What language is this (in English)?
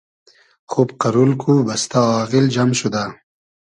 Hazaragi